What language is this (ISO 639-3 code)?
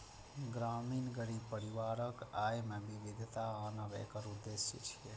mai